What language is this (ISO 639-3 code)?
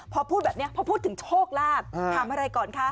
tha